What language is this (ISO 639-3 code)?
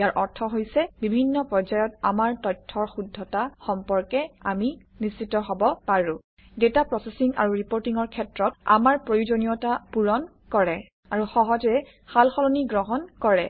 asm